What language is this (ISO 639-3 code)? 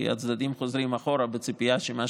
heb